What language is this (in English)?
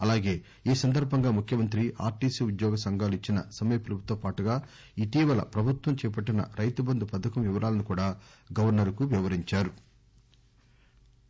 Telugu